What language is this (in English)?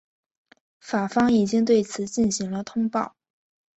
Chinese